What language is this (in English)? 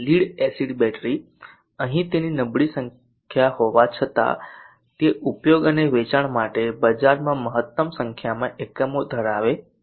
Gujarati